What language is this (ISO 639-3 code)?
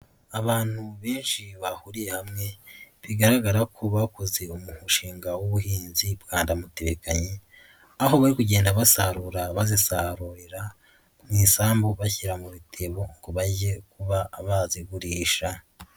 kin